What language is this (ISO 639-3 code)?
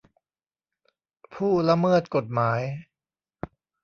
tha